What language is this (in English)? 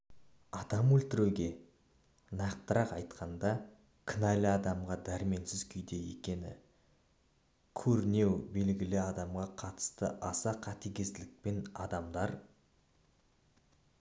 Kazakh